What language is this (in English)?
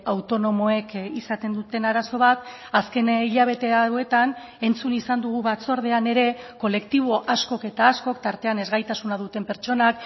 Basque